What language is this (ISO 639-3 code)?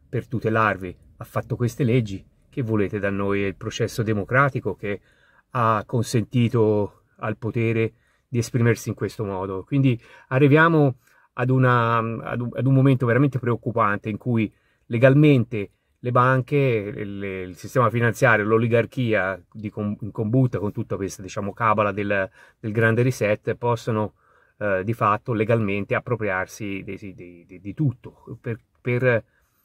ita